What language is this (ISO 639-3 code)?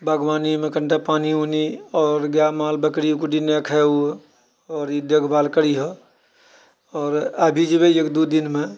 mai